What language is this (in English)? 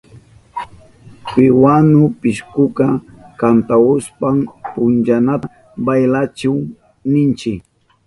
Southern Pastaza Quechua